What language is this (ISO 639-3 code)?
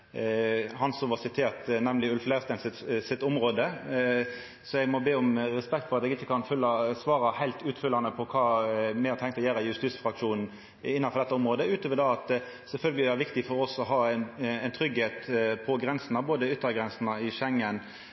nno